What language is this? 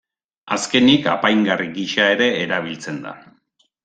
Basque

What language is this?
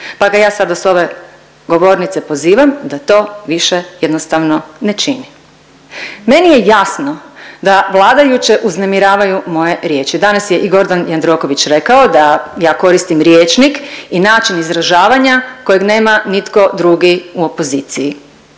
Croatian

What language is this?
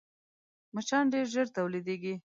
Pashto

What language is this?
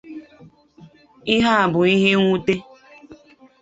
Igbo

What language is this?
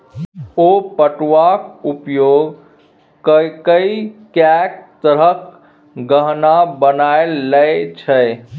Maithili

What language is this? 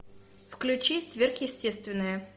Russian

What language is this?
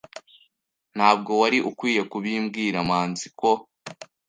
Kinyarwanda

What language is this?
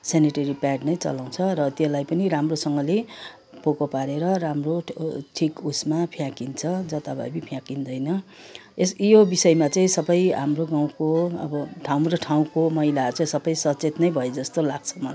Nepali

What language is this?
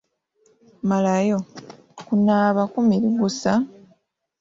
Ganda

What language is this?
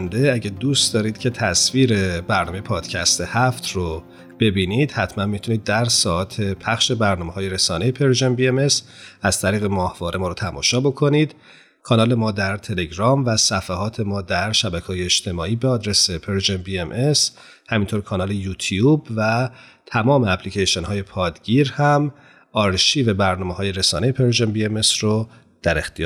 Persian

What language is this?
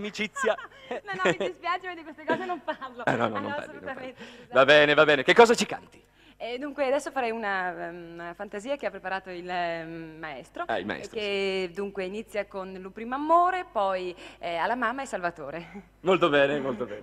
Italian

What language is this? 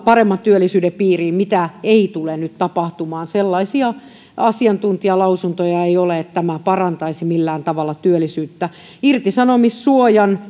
Finnish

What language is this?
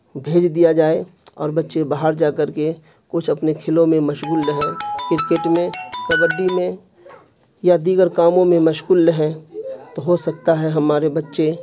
Urdu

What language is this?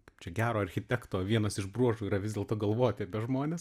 Lithuanian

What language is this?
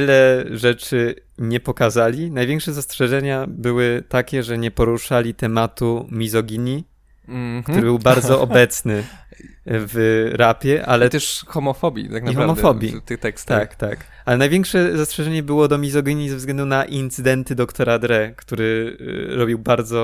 Polish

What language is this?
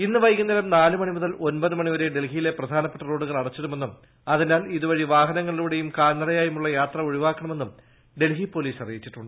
Malayalam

